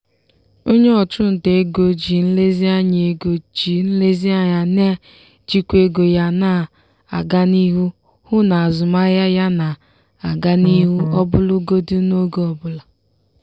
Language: Igbo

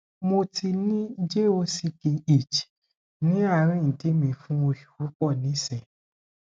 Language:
Yoruba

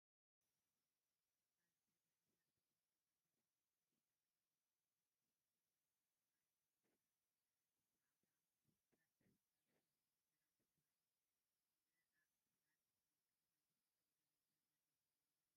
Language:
Tigrinya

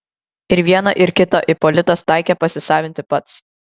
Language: Lithuanian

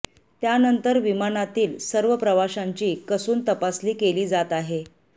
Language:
Marathi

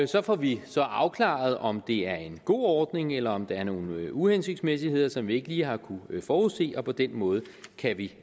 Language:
Danish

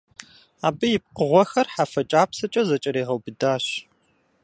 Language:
Kabardian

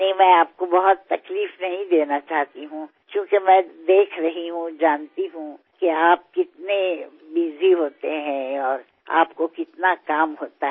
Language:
Hindi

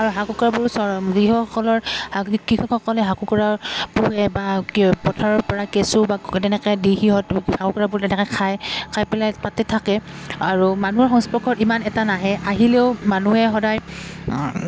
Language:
Assamese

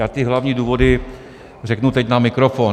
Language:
Czech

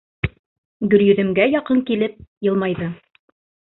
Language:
Bashkir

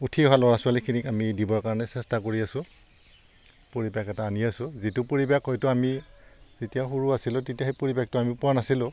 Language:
Assamese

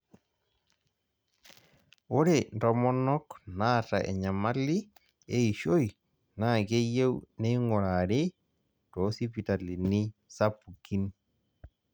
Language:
Masai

